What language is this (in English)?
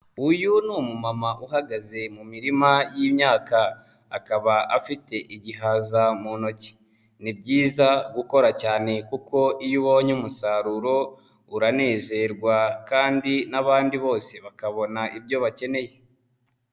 Kinyarwanda